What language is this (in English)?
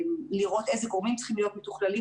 Hebrew